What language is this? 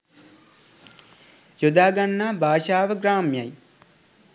Sinhala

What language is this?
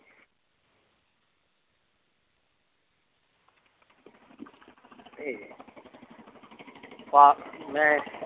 Punjabi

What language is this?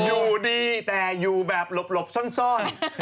Thai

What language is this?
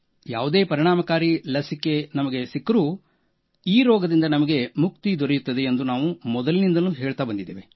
Kannada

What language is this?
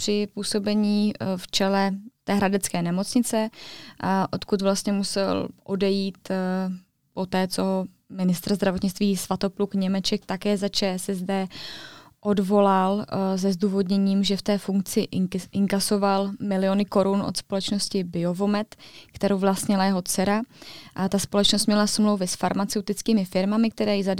Czech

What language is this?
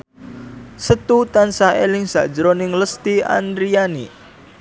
Javanese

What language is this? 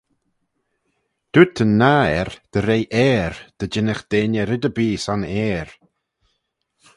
Manx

